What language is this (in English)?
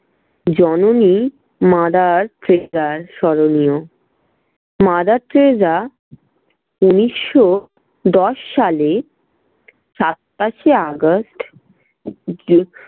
Bangla